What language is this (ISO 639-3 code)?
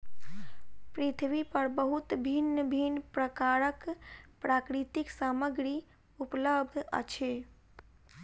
mai